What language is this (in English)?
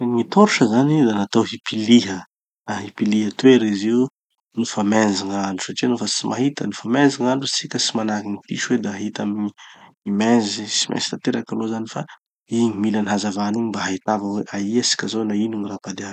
Tanosy Malagasy